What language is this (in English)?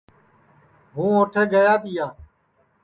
Sansi